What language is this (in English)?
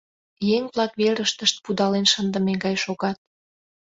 Mari